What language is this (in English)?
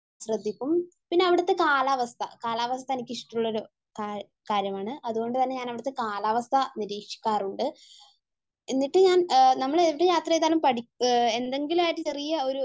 Malayalam